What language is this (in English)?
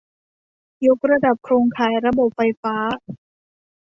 Thai